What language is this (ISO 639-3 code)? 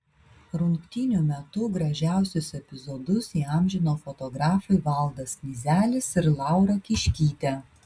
lit